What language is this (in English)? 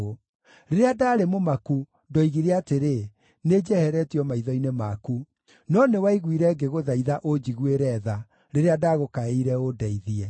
Kikuyu